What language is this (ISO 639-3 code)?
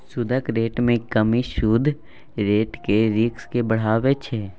mai